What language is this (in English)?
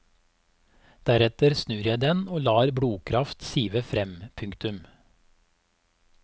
Norwegian